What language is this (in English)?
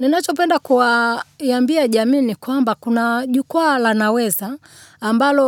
Swahili